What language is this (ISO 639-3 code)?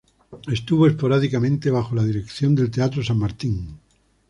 spa